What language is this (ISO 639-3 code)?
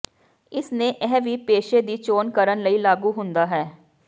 pan